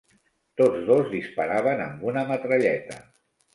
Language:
Catalan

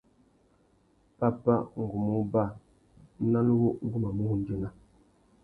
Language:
Tuki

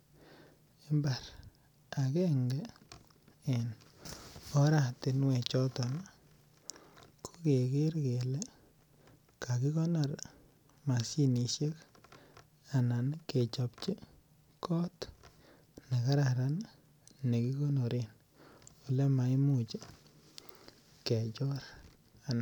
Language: Kalenjin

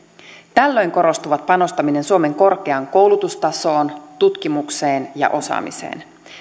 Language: Finnish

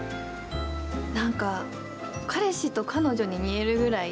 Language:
Japanese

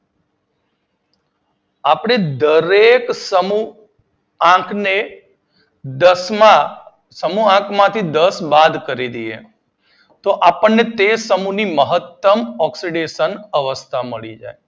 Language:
Gujarati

